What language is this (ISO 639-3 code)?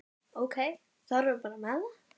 isl